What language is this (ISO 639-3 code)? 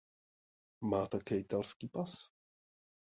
ces